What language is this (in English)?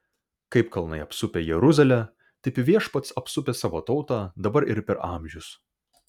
Lithuanian